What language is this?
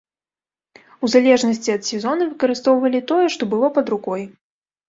Belarusian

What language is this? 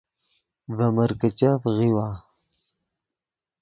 Yidgha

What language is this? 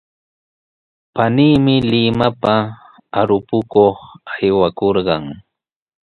Sihuas Ancash Quechua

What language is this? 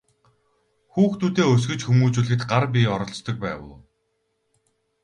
Mongolian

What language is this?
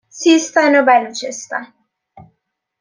Persian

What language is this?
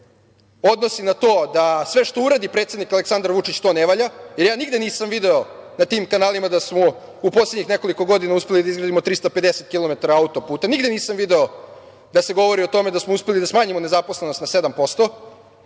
Serbian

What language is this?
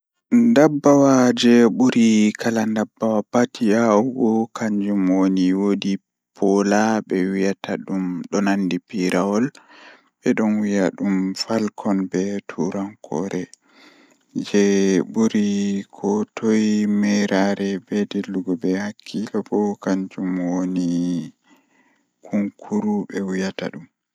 Fula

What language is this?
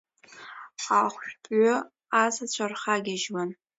Abkhazian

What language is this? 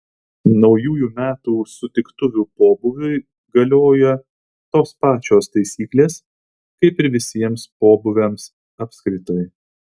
Lithuanian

